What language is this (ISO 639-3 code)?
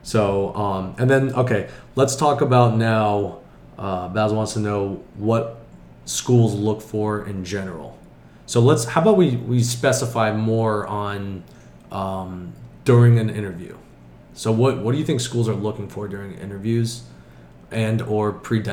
eng